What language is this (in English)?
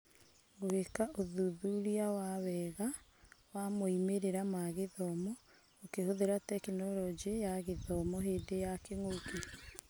Kikuyu